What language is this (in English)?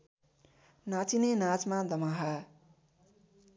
Nepali